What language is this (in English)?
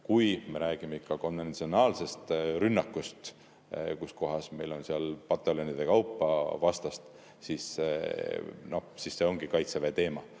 Estonian